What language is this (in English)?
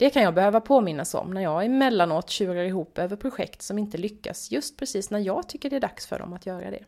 Swedish